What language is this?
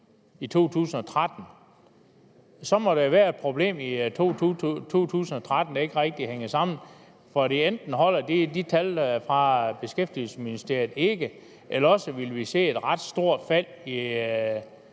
Danish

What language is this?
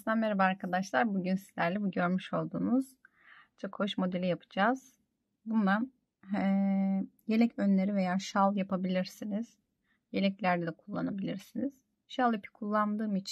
Turkish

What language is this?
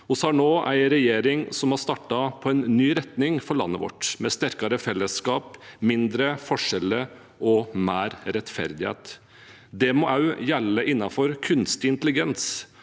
Norwegian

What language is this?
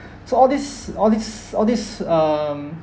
English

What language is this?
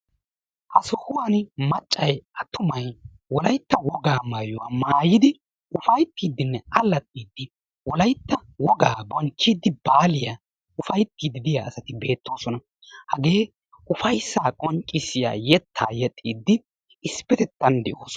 Wolaytta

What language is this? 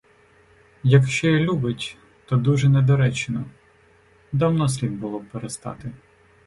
Ukrainian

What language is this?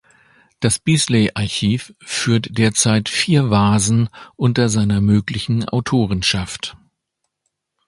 German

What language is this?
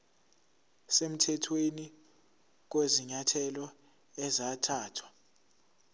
Zulu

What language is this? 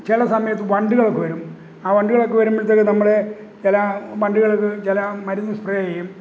Malayalam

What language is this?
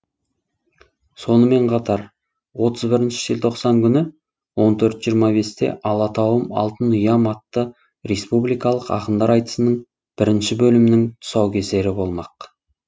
Kazakh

